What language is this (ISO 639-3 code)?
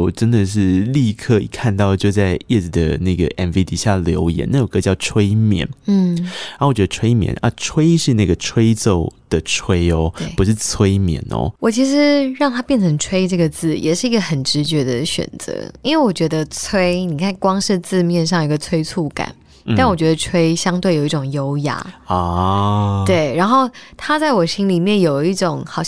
zho